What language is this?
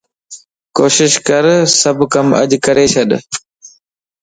Lasi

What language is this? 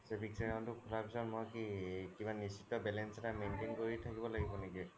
Assamese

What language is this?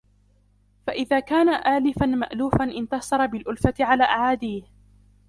Arabic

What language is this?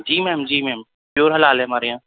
Urdu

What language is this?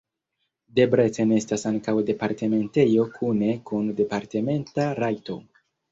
Esperanto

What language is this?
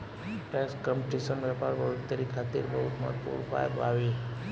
Bhojpuri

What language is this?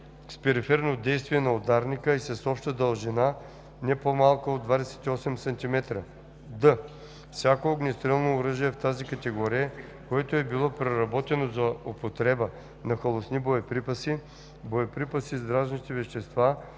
Bulgarian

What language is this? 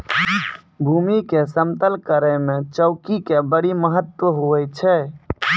Maithili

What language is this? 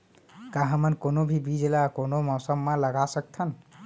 Chhattisgarhi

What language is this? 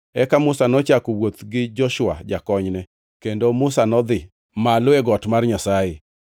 Luo (Kenya and Tanzania)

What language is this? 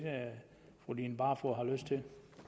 Danish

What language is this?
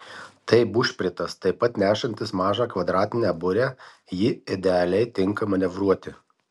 Lithuanian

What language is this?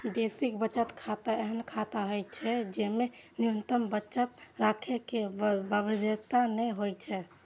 Maithili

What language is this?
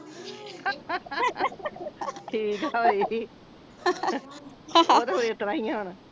Punjabi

